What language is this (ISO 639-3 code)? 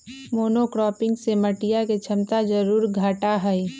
mag